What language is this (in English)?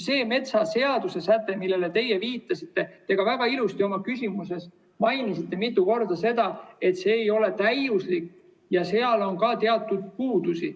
Estonian